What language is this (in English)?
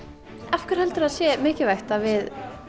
Icelandic